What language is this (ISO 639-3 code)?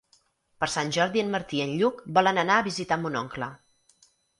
cat